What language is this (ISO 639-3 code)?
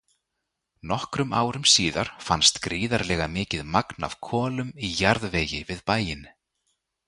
isl